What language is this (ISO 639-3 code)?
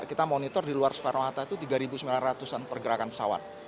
ind